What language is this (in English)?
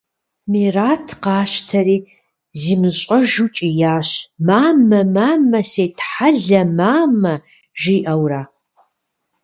Kabardian